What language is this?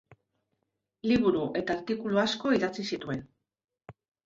Basque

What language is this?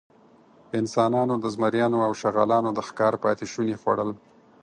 Pashto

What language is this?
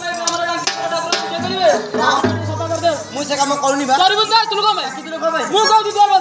Thai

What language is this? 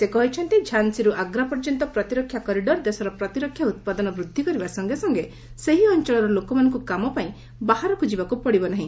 Odia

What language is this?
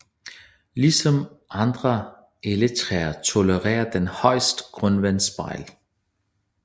Danish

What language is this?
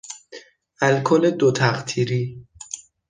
Persian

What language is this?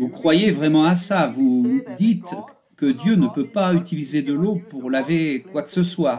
French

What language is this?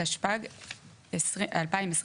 Hebrew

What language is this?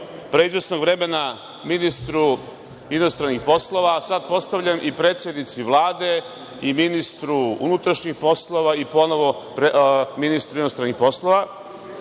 Serbian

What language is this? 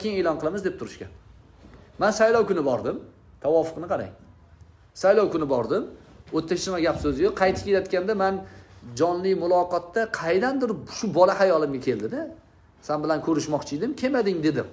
Turkish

